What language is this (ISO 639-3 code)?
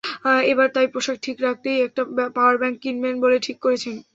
ben